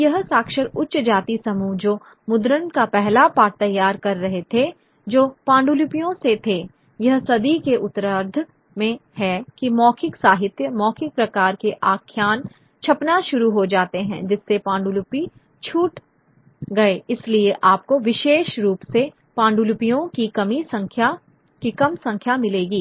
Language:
Hindi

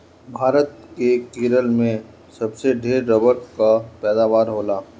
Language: Bhojpuri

